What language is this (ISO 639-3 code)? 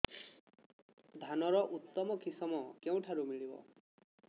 ori